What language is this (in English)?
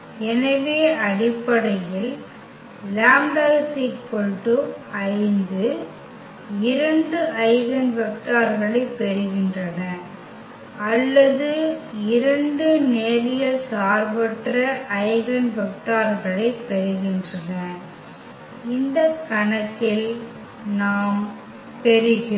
Tamil